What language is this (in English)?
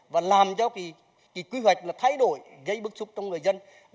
Vietnamese